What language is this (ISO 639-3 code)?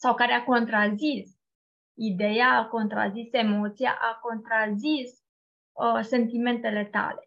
ron